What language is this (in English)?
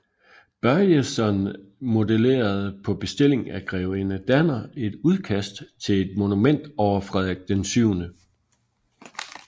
Danish